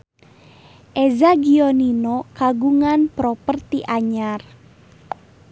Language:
Sundanese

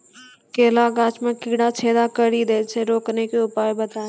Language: Maithili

